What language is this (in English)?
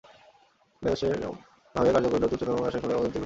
Bangla